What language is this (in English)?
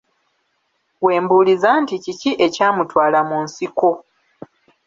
Ganda